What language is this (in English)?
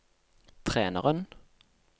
Norwegian